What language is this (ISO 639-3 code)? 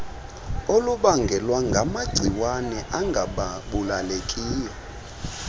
xho